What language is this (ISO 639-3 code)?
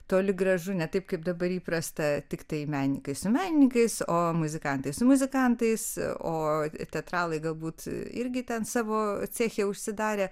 lit